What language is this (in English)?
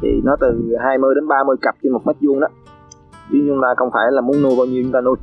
Vietnamese